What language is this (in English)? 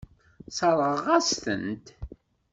Kabyle